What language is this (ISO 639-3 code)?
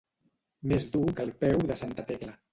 cat